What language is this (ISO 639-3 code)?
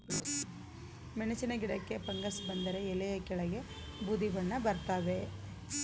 kan